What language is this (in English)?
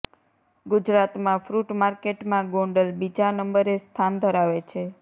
Gujarati